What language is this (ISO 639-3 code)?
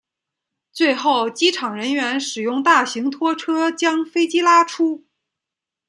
zho